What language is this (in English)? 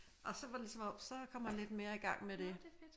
Danish